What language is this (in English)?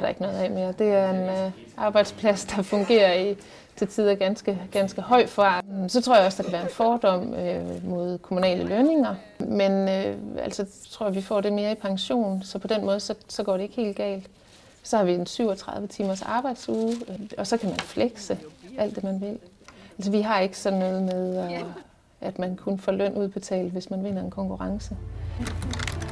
Danish